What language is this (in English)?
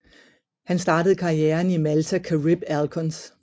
Danish